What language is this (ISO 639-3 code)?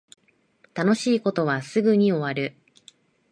jpn